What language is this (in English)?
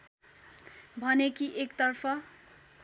Nepali